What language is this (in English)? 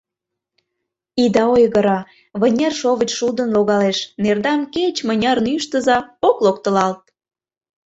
Mari